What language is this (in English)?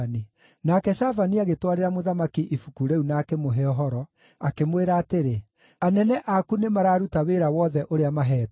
Kikuyu